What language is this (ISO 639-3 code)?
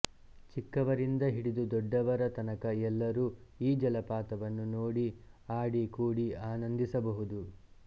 kan